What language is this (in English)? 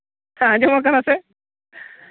Santali